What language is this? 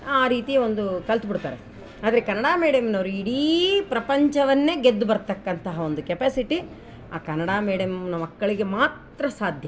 Kannada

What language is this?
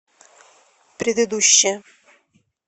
Russian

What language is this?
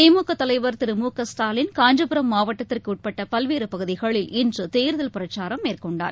Tamil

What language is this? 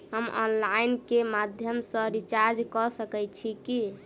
Maithili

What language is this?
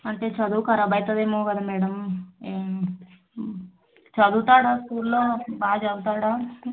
Telugu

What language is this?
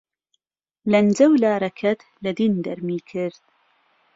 Central Kurdish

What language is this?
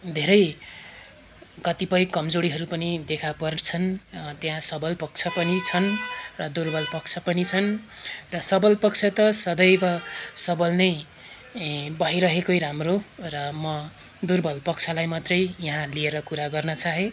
Nepali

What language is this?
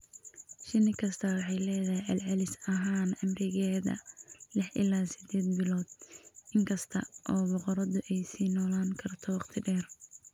Somali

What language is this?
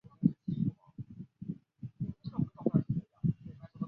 Chinese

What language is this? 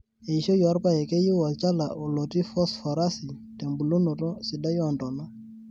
Masai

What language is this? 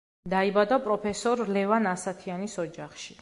Georgian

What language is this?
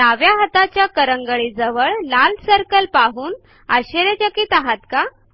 Marathi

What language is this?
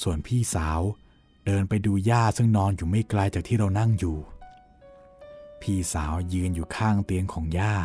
Thai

